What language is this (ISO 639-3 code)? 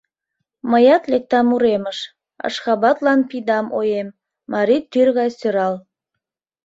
chm